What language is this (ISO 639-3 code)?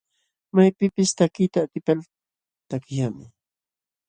qxw